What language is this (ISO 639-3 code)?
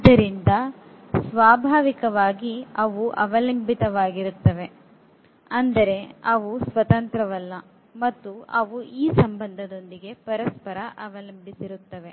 kan